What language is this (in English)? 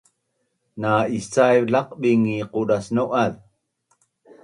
Bunun